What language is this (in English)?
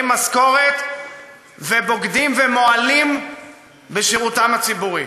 Hebrew